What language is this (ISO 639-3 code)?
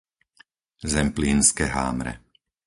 slk